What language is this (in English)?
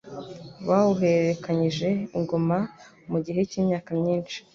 Kinyarwanda